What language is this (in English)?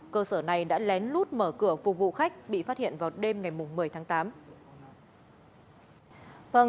Vietnamese